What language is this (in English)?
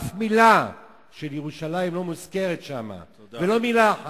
Hebrew